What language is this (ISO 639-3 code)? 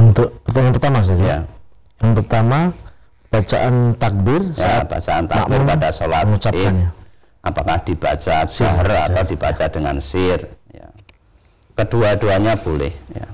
ind